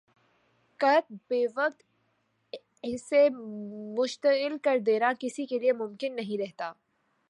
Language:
Urdu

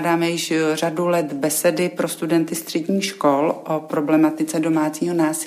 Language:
Czech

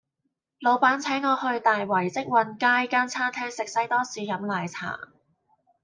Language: Cantonese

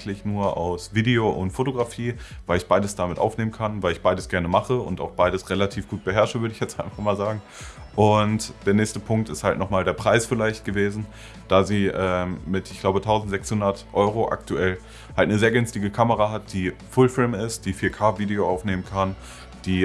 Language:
German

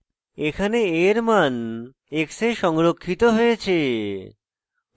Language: Bangla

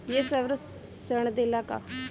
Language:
Bhojpuri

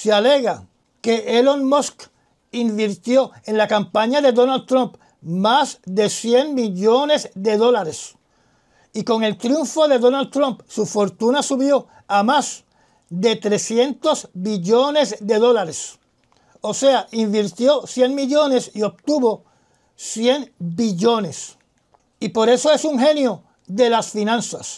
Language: Spanish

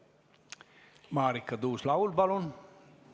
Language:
Estonian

